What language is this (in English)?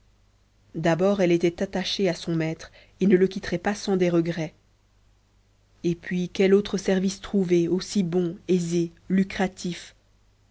French